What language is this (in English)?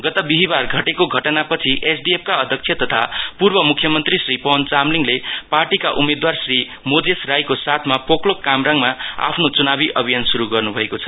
Nepali